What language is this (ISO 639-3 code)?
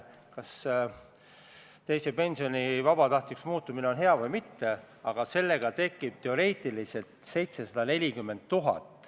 est